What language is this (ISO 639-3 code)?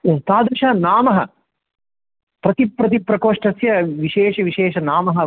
san